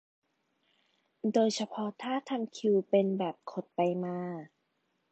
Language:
Thai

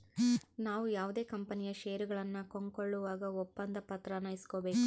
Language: Kannada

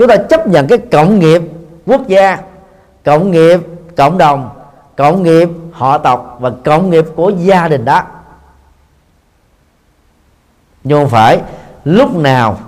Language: Vietnamese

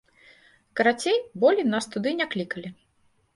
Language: Belarusian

